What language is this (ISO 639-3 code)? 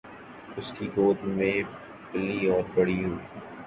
urd